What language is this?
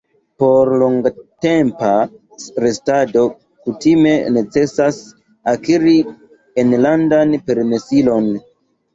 Esperanto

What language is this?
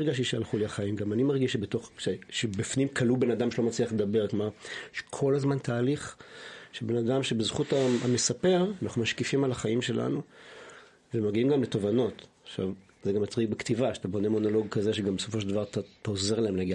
Hebrew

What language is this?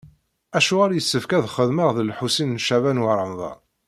Kabyle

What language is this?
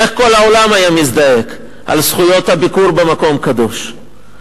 Hebrew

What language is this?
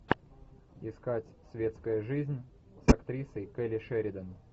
Russian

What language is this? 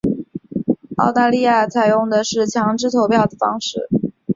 Chinese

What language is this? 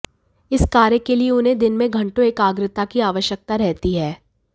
Hindi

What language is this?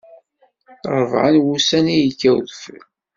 Kabyle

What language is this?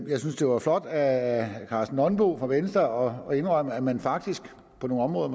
Danish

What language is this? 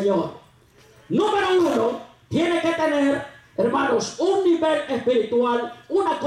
Spanish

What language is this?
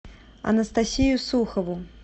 Russian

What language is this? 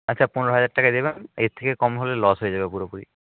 Bangla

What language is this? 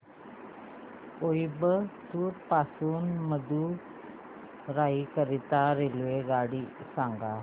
Marathi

